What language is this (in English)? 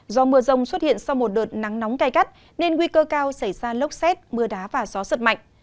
Vietnamese